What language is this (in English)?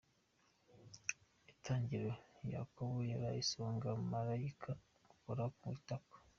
Kinyarwanda